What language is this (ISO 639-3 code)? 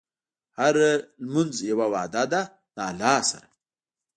pus